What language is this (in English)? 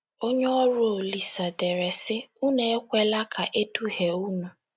Igbo